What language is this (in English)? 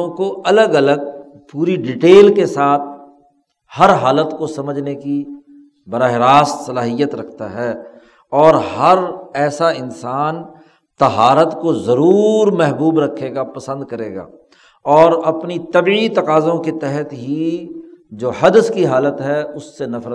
Urdu